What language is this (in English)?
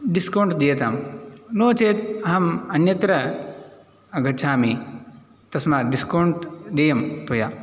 Sanskrit